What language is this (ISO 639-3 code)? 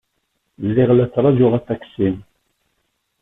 kab